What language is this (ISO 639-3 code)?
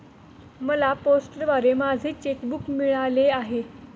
mar